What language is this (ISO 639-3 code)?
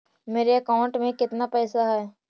mag